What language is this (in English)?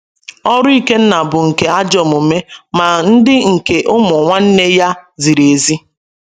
Igbo